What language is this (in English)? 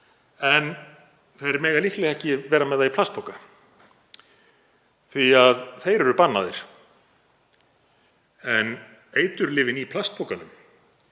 Icelandic